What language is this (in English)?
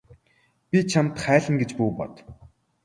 Mongolian